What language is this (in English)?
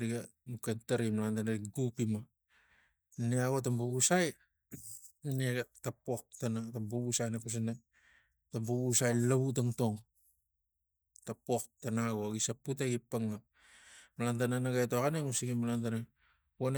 Tigak